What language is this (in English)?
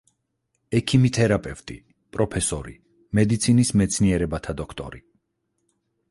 Georgian